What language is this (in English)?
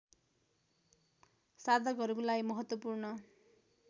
Nepali